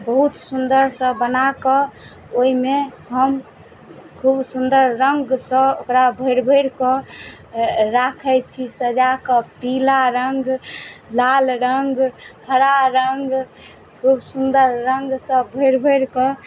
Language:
Maithili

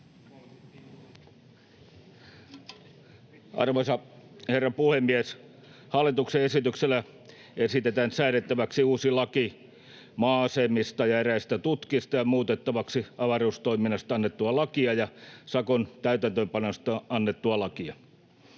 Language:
Finnish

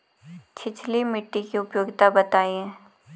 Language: Hindi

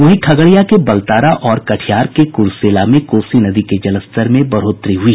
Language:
Hindi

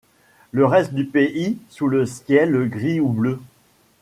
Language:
French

